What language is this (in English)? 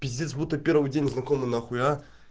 Russian